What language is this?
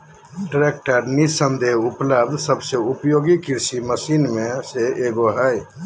Magahi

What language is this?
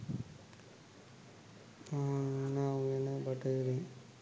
Sinhala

